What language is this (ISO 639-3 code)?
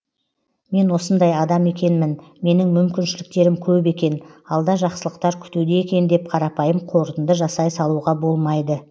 kaz